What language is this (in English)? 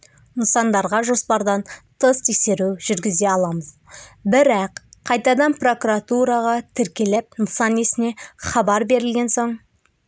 Kazakh